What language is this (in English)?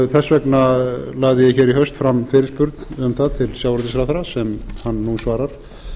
Icelandic